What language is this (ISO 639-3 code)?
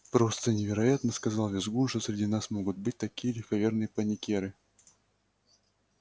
rus